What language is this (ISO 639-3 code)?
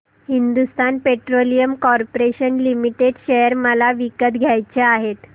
mar